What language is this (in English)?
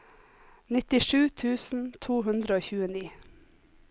Norwegian